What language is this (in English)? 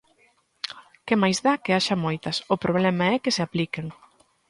Galician